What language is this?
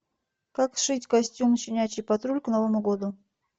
Russian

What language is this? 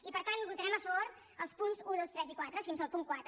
Catalan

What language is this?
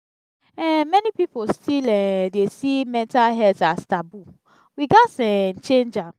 Nigerian Pidgin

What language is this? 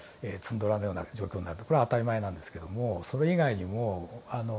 Japanese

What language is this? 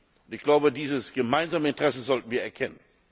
German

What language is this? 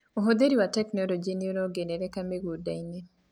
Kikuyu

